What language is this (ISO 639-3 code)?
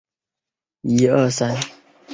zho